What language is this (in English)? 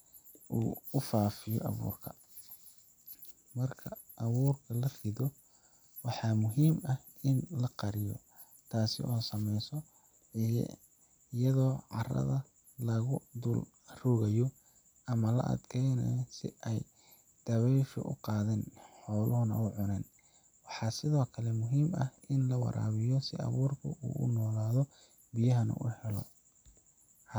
Somali